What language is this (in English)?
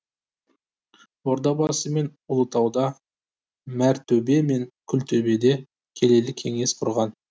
Kazakh